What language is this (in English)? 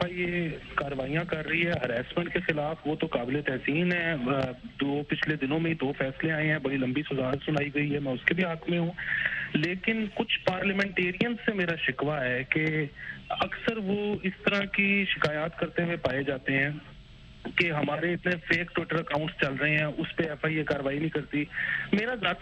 Urdu